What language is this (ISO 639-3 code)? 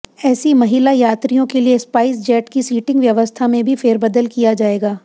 hin